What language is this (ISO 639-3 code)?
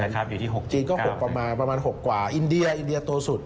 tha